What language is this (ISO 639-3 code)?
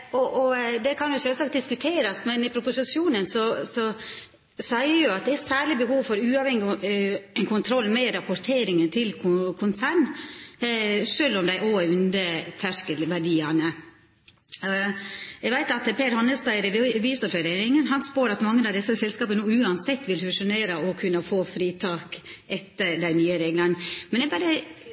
nno